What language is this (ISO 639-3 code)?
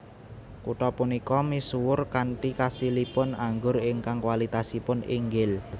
jav